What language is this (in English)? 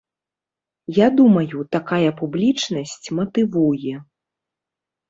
Belarusian